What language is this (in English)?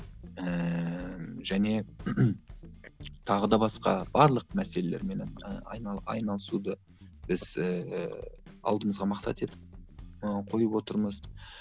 Kazakh